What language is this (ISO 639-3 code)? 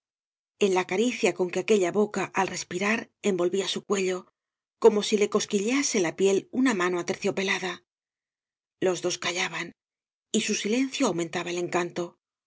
spa